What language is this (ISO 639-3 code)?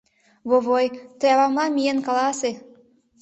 chm